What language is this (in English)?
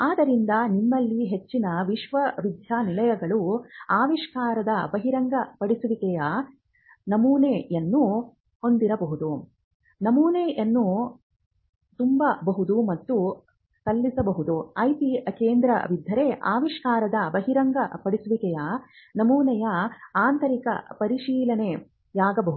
Kannada